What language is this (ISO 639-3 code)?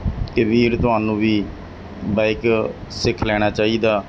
pan